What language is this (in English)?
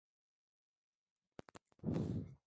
Swahili